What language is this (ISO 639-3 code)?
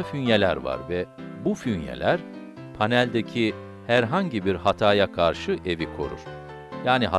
tur